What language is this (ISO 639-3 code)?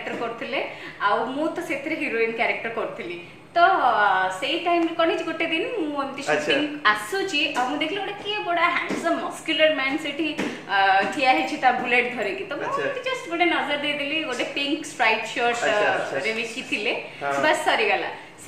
hin